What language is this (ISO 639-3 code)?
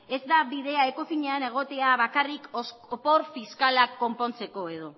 eus